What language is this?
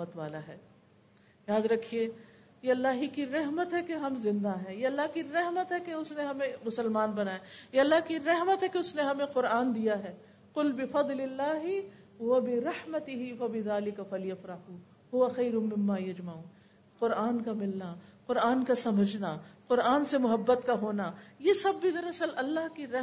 Urdu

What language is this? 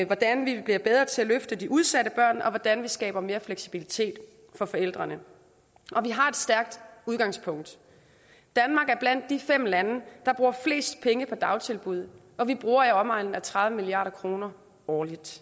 Danish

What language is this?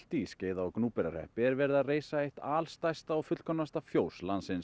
Icelandic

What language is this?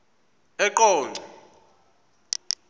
Xhosa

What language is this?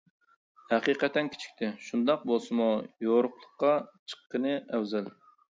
Uyghur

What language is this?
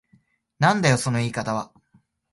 Japanese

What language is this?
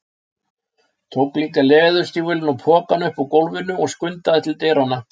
Icelandic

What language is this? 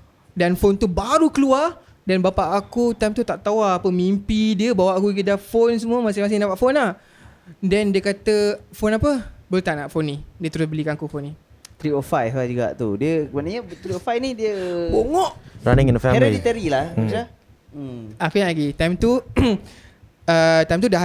Malay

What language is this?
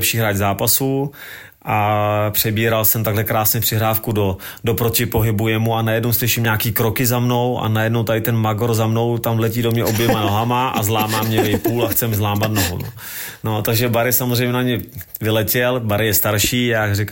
Czech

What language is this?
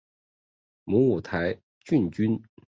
Chinese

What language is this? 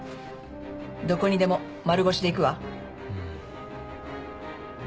Japanese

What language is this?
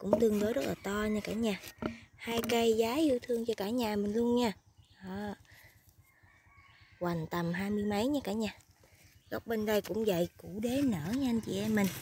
Vietnamese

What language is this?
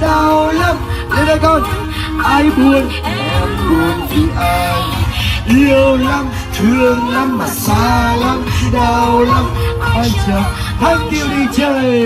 Vietnamese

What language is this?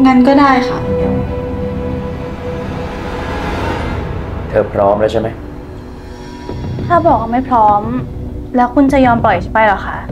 Thai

